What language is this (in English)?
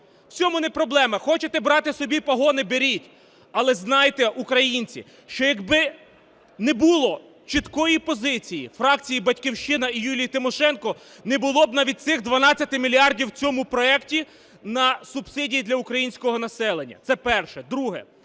Ukrainian